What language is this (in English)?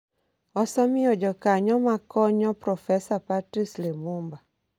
Luo (Kenya and Tanzania)